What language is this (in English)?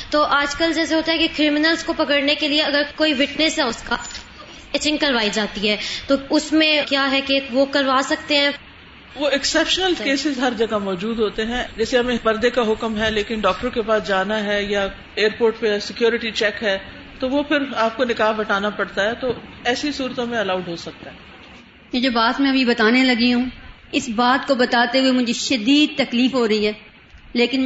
Urdu